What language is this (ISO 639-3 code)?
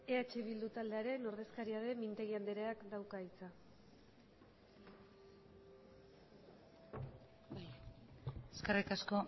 eus